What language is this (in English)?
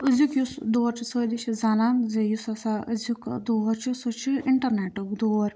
Kashmiri